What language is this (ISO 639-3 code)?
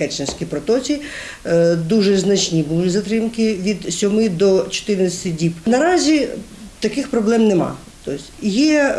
ukr